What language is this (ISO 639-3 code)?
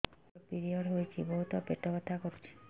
ori